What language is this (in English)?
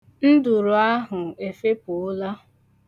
Igbo